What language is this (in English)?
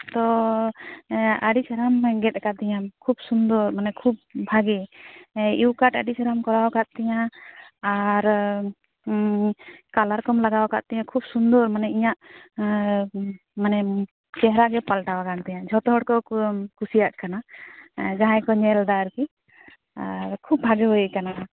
Santali